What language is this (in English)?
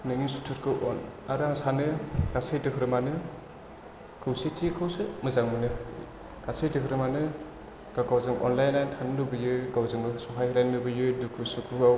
Bodo